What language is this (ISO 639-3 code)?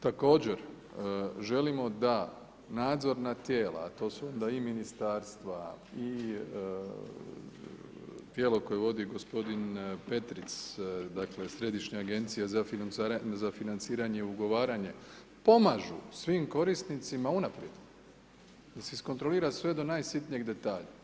hrv